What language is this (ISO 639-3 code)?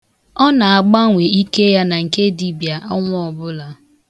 ibo